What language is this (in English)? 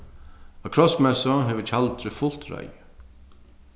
Faroese